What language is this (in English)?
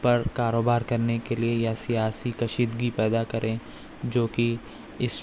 Urdu